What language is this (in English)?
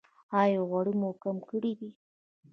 Pashto